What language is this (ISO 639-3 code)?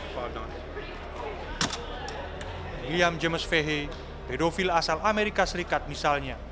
ind